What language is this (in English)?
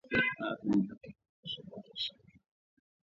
Swahili